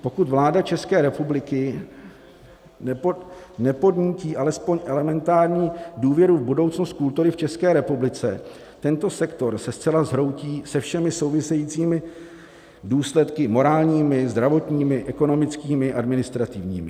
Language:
Czech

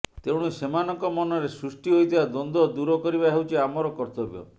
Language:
Odia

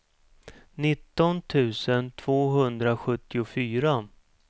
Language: Swedish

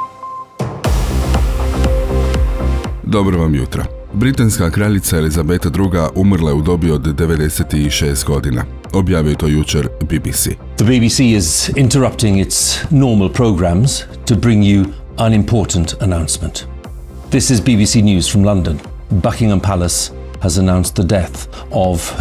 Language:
Croatian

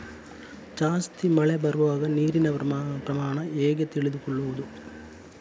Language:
Kannada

